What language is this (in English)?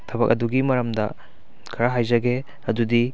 Manipuri